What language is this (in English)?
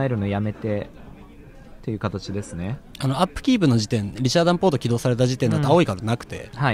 Japanese